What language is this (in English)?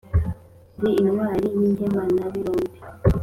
Kinyarwanda